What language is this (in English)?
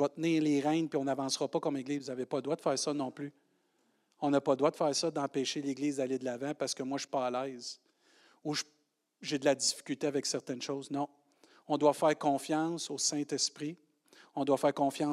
French